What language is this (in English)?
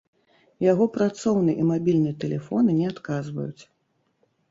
Belarusian